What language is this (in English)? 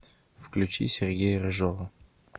Russian